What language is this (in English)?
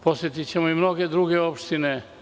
Serbian